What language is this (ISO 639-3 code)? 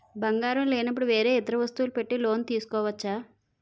tel